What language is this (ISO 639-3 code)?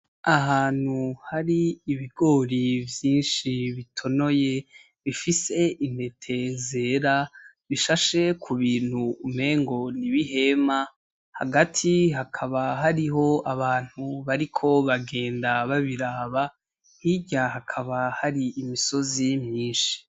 run